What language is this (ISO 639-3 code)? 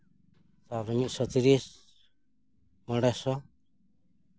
sat